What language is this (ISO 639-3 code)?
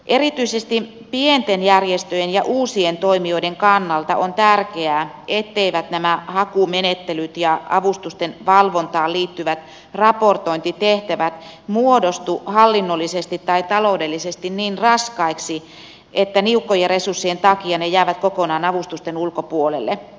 fin